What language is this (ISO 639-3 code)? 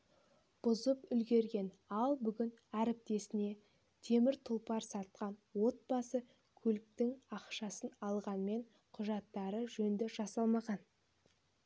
kaz